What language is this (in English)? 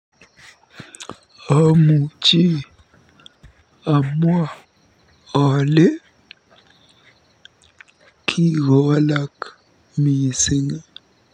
Kalenjin